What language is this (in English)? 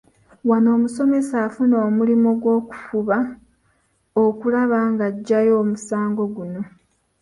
Ganda